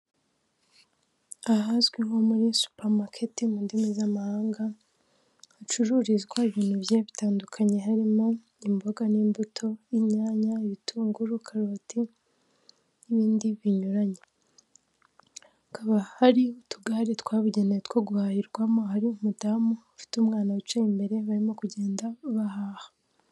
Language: Kinyarwanda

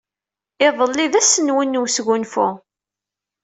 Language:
Kabyle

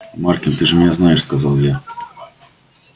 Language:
Russian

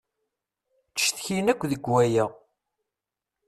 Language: Kabyle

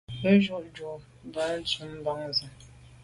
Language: Medumba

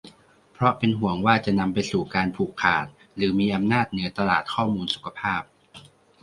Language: Thai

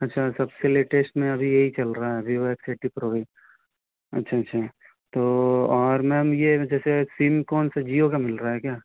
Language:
Hindi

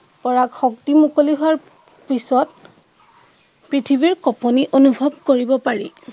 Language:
Assamese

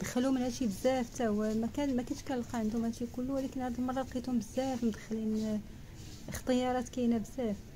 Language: Arabic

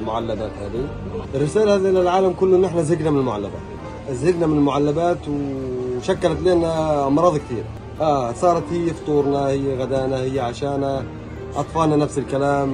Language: Arabic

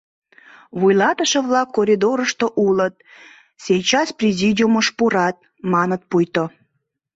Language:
Mari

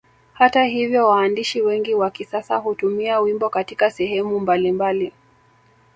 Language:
Swahili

